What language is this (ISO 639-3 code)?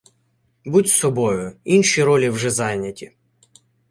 ukr